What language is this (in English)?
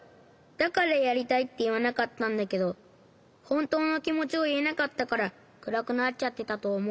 Japanese